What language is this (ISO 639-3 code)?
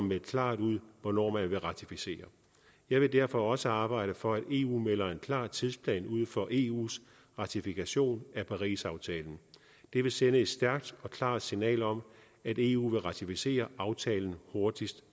dan